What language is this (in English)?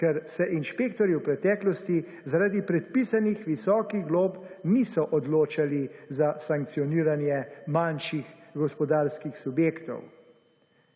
Slovenian